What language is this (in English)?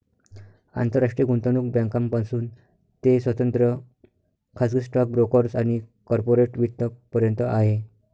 Marathi